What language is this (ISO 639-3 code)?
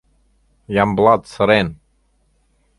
chm